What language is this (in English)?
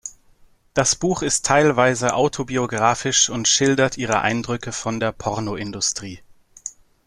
German